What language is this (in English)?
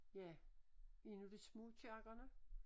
Danish